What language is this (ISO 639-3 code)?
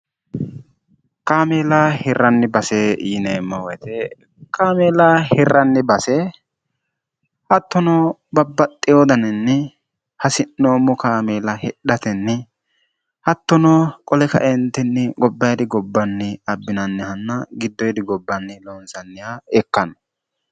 sid